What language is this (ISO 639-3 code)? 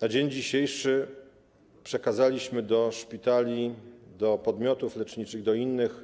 pol